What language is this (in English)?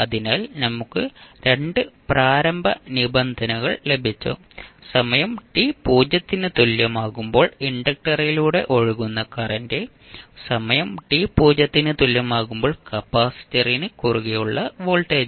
Malayalam